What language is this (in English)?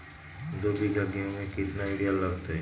Magahi